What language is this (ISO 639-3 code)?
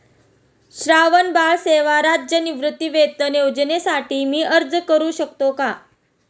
mar